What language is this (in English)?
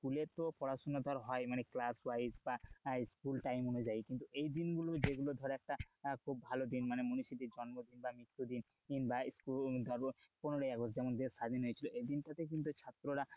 Bangla